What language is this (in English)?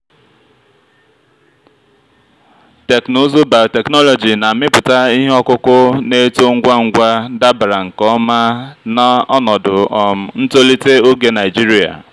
Igbo